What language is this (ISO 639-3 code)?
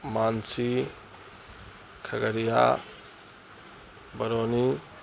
urd